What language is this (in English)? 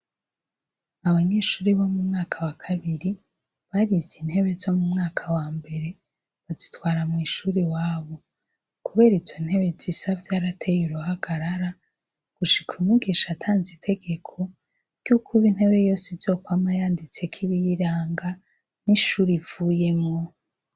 Rundi